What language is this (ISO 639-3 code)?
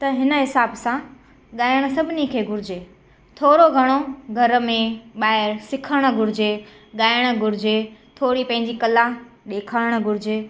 snd